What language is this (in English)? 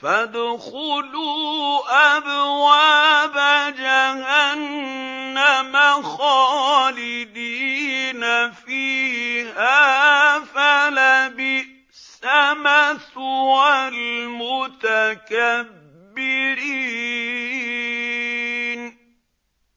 Arabic